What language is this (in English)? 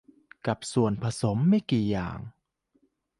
Thai